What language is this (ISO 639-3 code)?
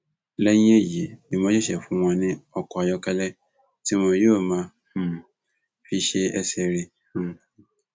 yor